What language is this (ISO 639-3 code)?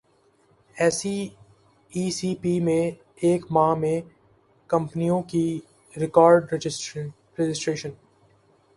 urd